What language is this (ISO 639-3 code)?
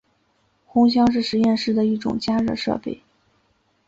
zho